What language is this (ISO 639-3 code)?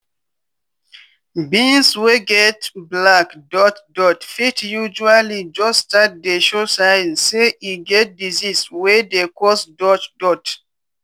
pcm